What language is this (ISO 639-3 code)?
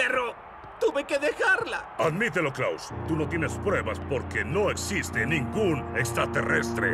spa